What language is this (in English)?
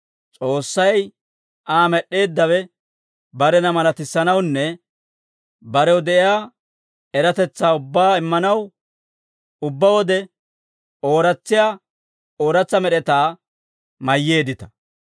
Dawro